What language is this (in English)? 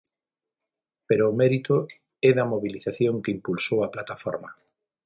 Galician